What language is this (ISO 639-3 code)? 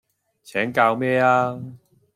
yue